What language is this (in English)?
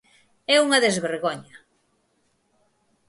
Galician